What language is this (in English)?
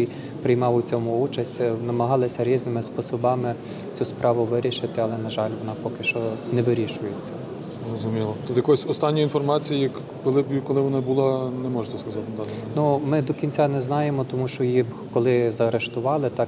Ukrainian